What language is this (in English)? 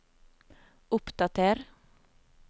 Norwegian